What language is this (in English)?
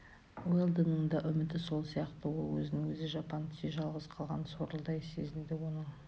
Kazakh